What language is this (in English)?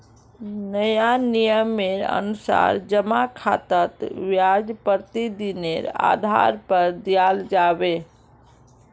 Magahi